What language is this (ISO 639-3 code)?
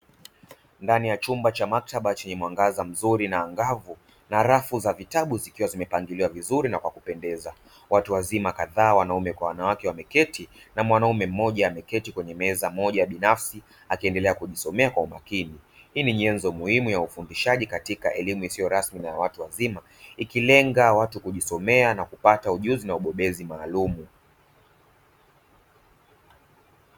swa